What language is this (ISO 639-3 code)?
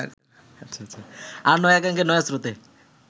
ben